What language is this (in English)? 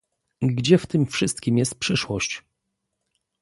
Polish